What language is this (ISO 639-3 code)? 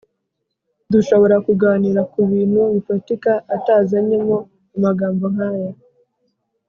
kin